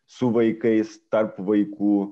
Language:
Lithuanian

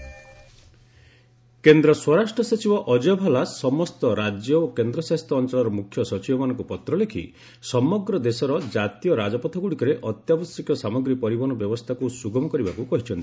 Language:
Odia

